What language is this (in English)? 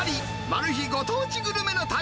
Japanese